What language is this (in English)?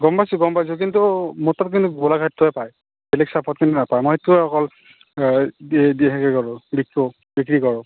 Assamese